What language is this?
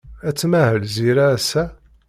Kabyle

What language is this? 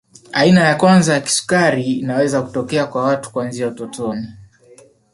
Swahili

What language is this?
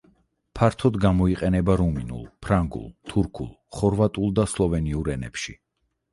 Georgian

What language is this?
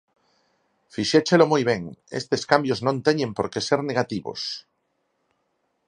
Galician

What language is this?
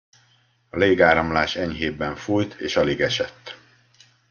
Hungarian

